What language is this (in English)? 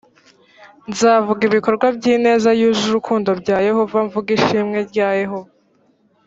Kinyarwanda